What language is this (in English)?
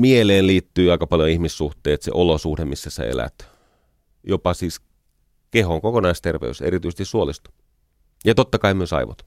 Finnish